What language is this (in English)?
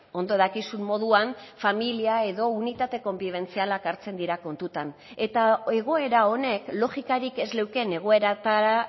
Basque